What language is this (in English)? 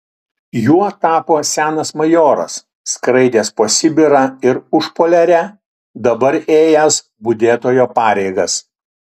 Lithuanian